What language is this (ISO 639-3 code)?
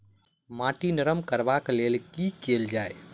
mai